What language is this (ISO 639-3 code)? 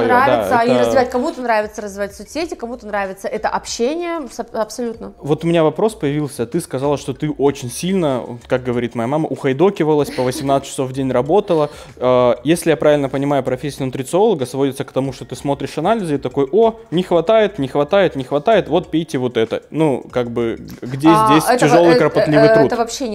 rus